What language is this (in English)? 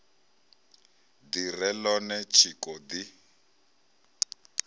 Venda